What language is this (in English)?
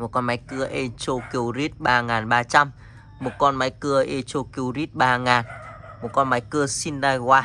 Vietnamese